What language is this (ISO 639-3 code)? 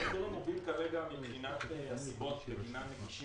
heb